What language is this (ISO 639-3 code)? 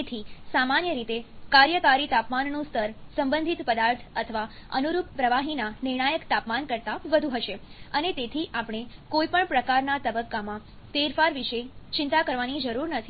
guj